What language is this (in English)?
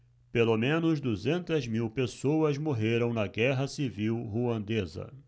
Portuguese